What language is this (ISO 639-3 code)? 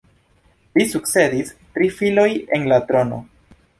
epo